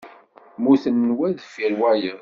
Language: Kabyle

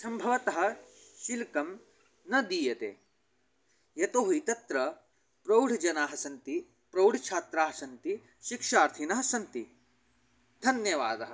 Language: Sanskrit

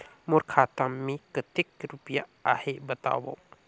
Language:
Chhattisgarhi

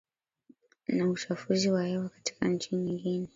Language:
Swahili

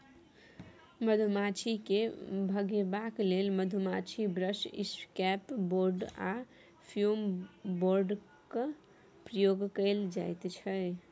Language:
Maithili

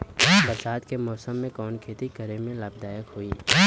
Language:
Bhojpuri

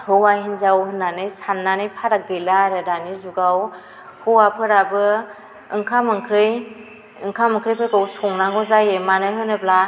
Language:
Bodo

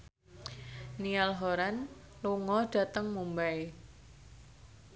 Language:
Javanese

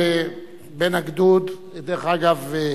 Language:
Hebrew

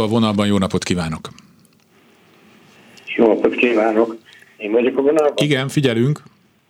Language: Hungarian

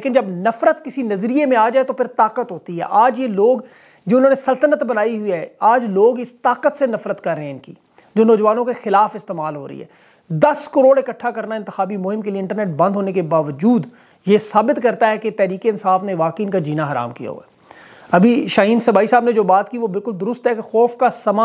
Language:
Hindi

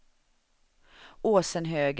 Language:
Swedish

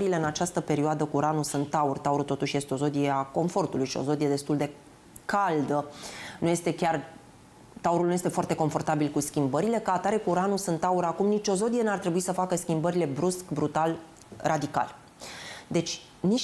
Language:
Romanian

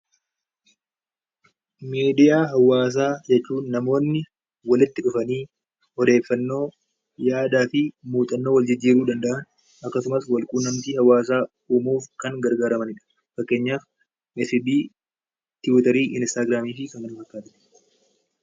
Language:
Oromo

